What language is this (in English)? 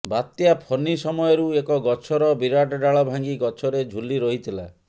Odia